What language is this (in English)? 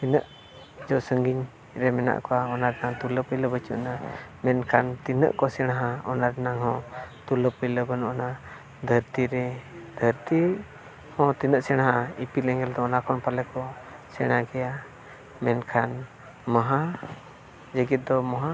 Santali